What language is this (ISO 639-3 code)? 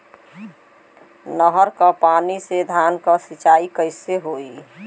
bho